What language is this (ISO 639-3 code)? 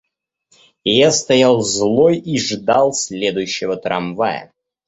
rus